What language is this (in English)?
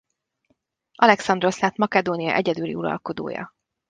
Hungarian